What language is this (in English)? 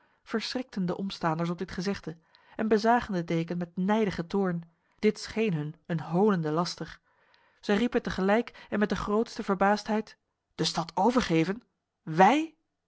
Dutch